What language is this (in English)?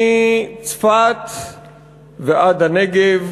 Hebrew